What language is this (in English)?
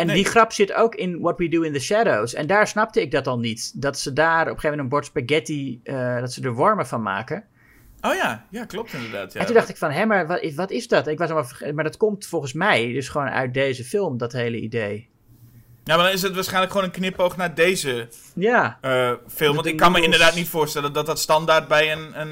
Dutch